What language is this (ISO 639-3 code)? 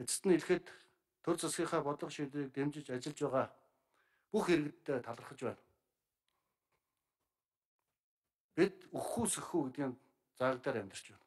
tur